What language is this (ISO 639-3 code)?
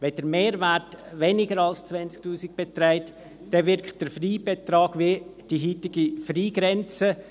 gsw